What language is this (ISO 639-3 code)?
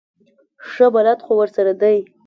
pus